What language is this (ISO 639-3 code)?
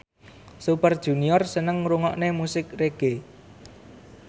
jav